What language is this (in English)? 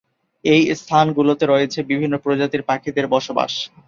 Bangla